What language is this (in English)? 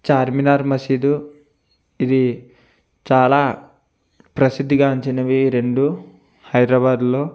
Telugu